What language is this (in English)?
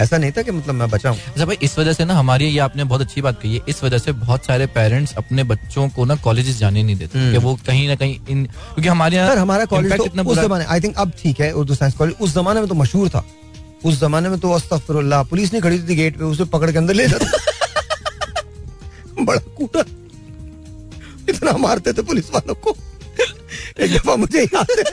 Hindi